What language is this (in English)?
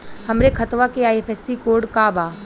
Bhojpuri